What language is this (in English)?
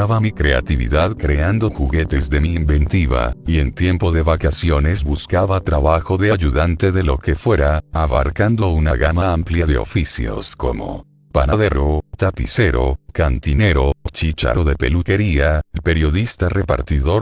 Spanish